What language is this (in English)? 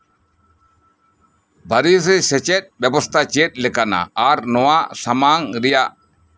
Santali